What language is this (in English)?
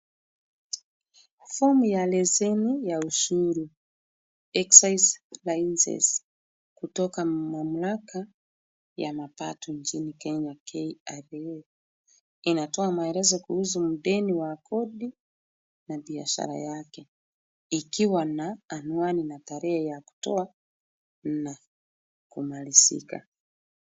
Swahili